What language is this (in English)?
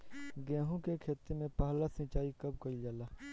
Bhojpuri